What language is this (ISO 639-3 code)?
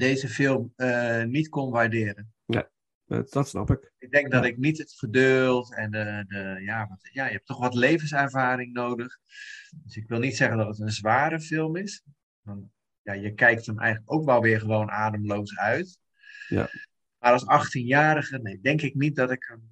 nld